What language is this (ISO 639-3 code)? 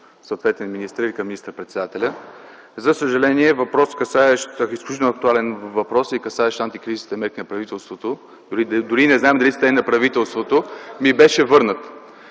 bul